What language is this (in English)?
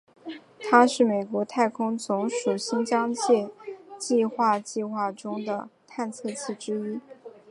Chinese